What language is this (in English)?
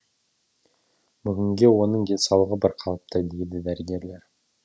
Kazakh